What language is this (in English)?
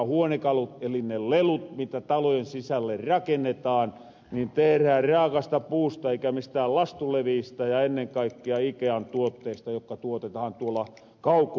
Finnish